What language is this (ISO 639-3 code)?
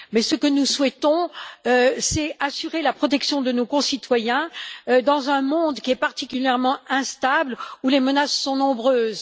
fra